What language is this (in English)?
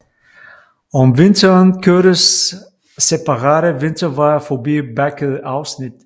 Danish